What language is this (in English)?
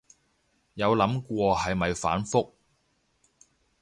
Cantonese